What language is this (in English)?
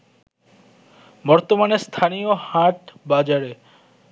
Bangla